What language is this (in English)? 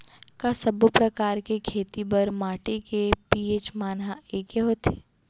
Chhattisgarhi